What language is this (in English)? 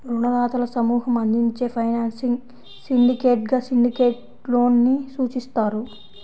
Telugu